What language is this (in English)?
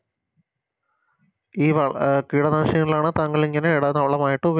Malayalam